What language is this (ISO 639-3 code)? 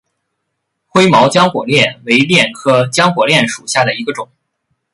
zho